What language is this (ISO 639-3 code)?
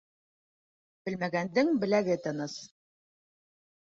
bak